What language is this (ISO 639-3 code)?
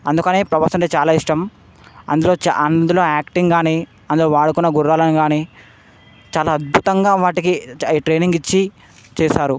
tel